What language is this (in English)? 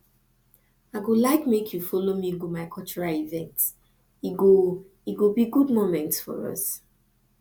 Nigerian Pidgin